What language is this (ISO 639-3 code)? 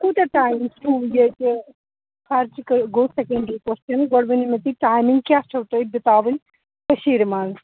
kas